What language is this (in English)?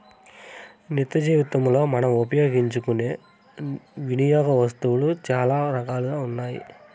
Telugu